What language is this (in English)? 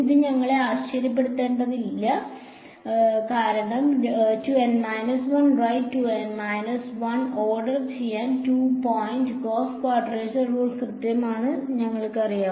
Malayalam